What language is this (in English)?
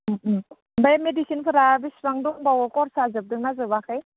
Bodo